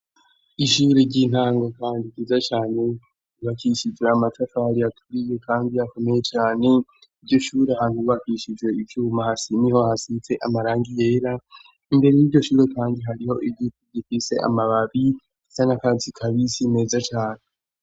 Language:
Rundi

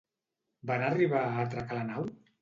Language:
Catalan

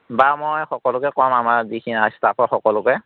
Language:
Assamese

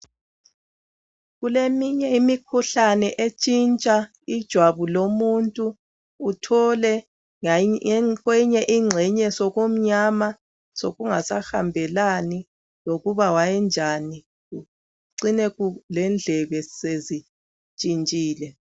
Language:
North Ndebele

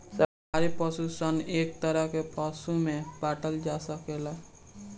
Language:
Bhojpuri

